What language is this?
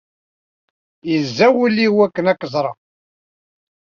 Kabyle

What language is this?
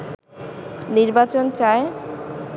Bangla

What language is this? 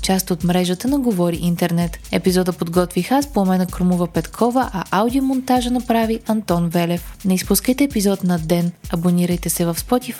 Bulgarian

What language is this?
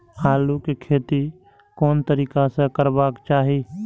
Maithili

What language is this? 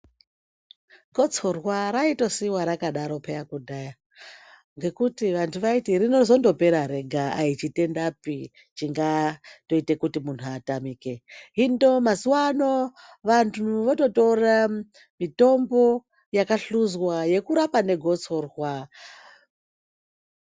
Ndau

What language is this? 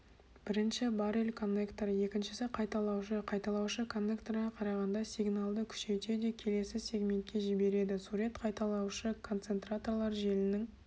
Kazakh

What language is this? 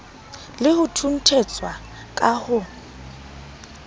Southern Sotho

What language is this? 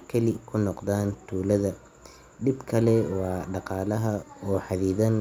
Somali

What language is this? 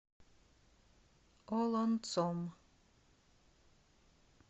Russian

